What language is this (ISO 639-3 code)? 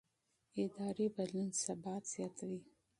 pus